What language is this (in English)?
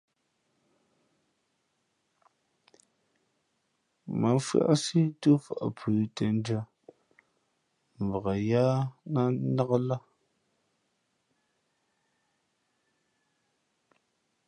Fe'fe'